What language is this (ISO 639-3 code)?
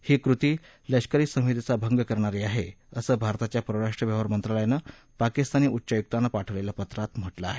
mar